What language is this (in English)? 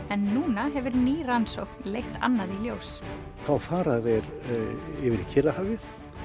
Icelandic